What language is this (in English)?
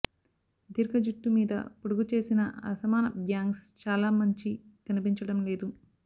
Telugu